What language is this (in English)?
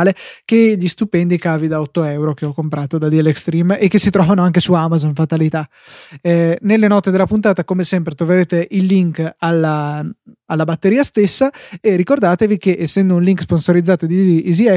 Italian